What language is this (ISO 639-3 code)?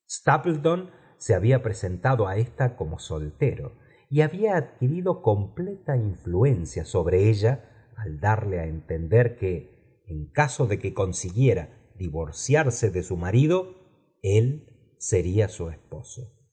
spa